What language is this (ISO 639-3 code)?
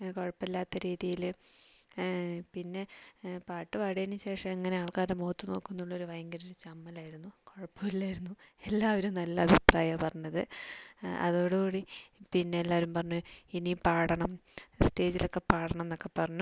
mal